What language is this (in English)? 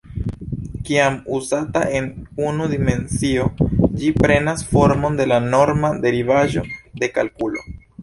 Esperanto